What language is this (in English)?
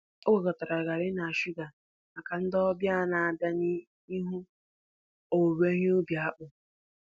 Igbo